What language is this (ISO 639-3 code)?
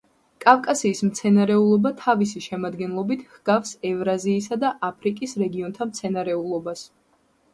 kat